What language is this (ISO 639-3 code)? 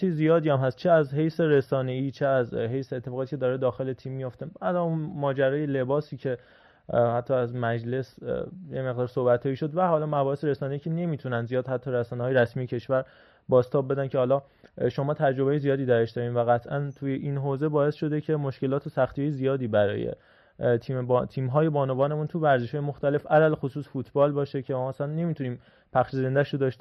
fas